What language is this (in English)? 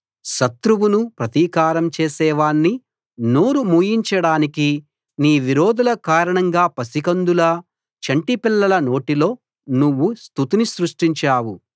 Telugu